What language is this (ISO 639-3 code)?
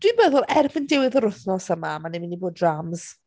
cym